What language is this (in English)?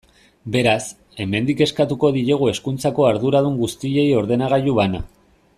Basque